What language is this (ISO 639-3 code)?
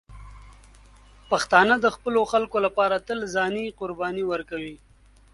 pus